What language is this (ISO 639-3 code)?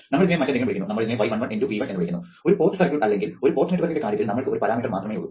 mal